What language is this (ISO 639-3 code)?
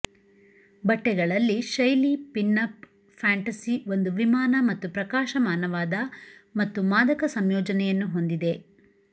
kan